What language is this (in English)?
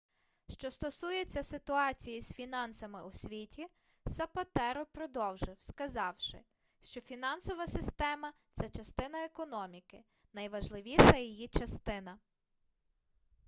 Ukrainian